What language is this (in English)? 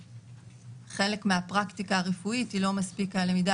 Hebrew